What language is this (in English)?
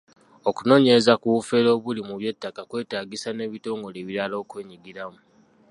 Ganda